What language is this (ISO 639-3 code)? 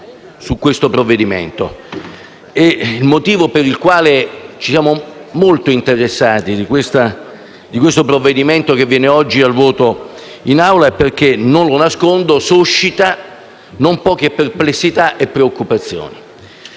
ita